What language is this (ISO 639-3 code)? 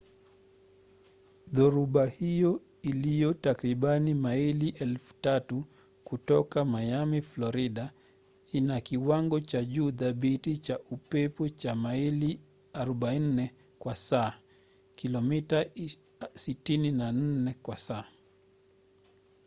swa